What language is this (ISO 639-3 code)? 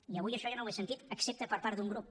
cat